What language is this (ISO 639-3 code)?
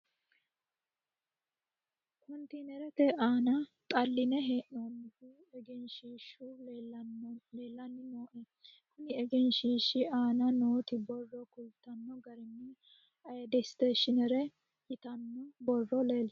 sid